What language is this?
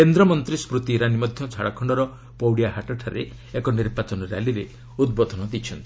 Odia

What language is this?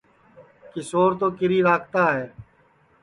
Sansi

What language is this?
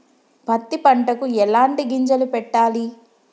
Telugu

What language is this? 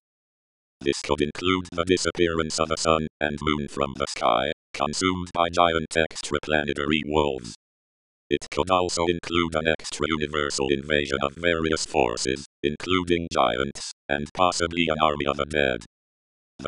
English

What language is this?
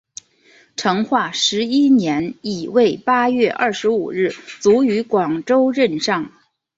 Chinese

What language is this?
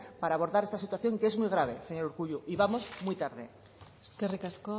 Spanish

